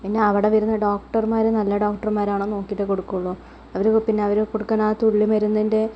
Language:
Malayalam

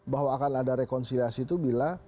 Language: Indonesian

